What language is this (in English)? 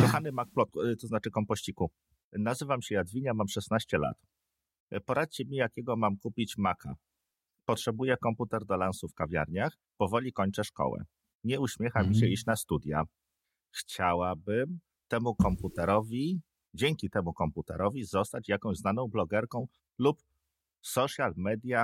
Polish